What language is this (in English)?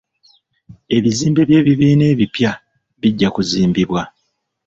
Ganda